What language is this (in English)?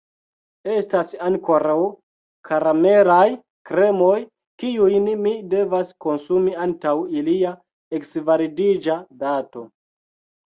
Esperanto